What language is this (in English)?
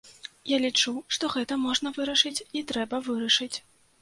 Belarusian